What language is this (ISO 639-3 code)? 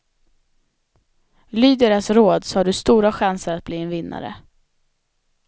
swe